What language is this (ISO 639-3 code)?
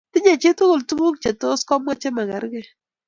kln